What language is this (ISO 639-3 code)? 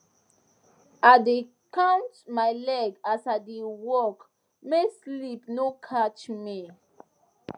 pcm